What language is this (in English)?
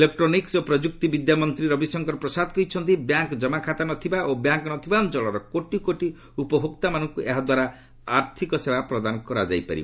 Odia